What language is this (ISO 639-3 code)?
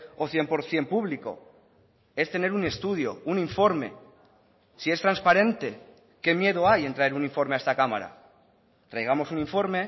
spa